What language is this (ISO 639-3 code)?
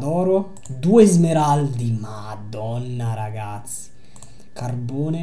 ita